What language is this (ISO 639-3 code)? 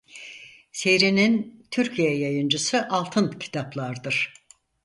tur